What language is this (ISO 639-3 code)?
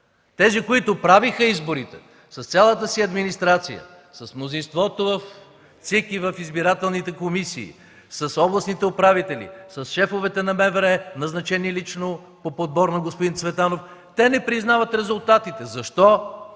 bul